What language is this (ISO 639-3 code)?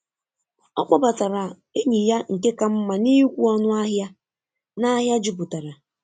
ibo